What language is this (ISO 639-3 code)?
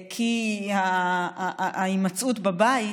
heb